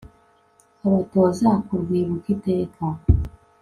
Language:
Kinyarwanda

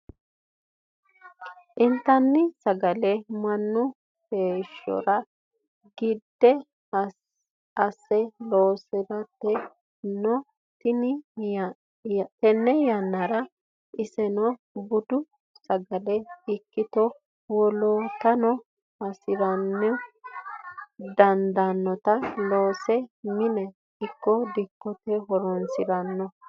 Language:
Sidamo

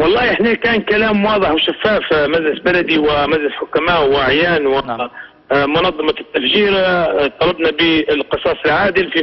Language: Arabic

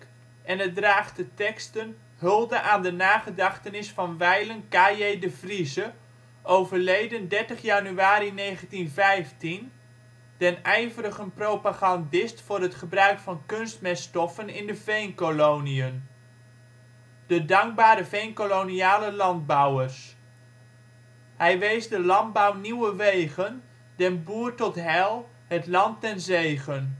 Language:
Dutch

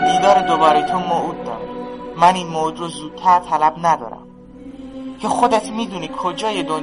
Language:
Persian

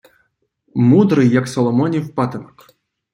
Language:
Ukrainian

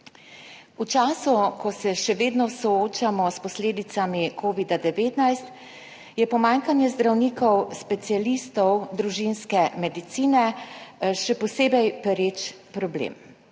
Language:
Slovenian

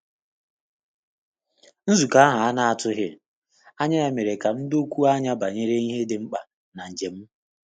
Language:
Igbo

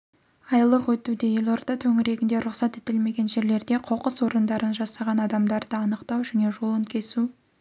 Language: Kazakh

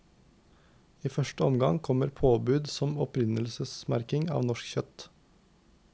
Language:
Norwegian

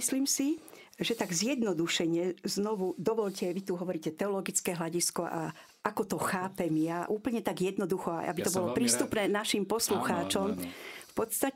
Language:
Slovak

